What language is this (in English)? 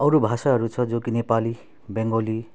Nepali